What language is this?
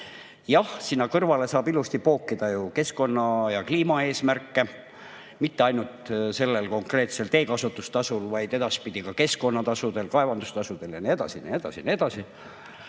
Estonian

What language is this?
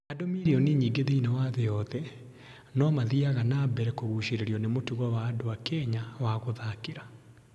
Kikuyu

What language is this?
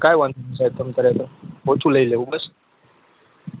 Gujarati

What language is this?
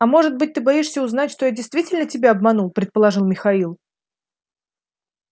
Russian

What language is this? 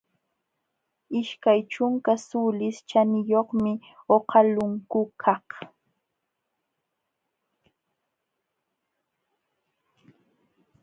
Jauja Wanca Quechua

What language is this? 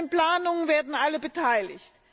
German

